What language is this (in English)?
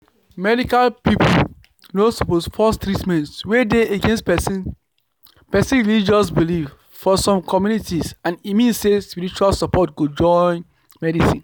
Nigerian Pidgin